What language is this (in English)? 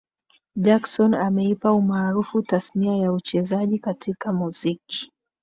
Swahili